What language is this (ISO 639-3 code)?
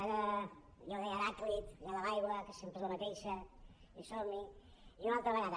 cat